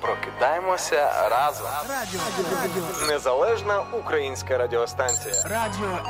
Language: Ukrainian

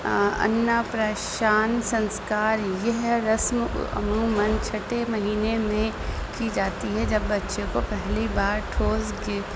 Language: Urdu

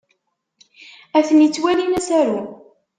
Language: Kabyle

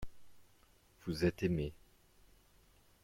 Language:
French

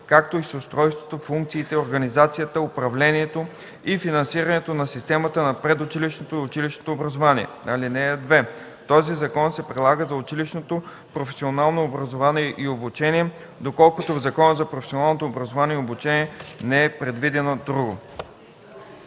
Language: Bulgarian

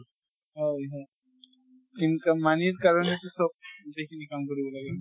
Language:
Assamese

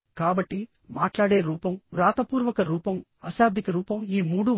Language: Telugu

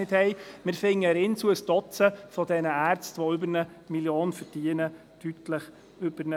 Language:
Swiss German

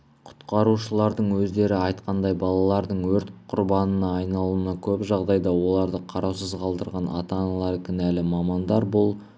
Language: Kazakh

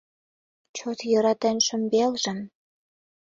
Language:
Mari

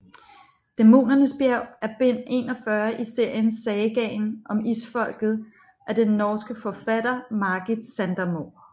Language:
Danish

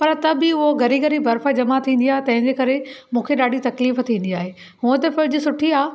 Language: Sindhi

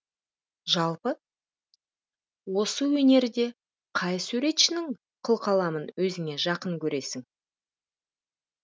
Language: Kazakh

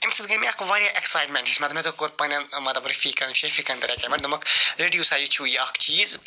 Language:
Kashmiri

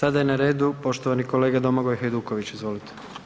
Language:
Croatian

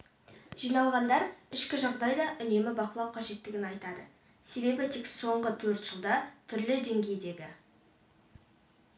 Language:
Kazakh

